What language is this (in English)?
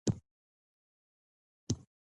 Pashto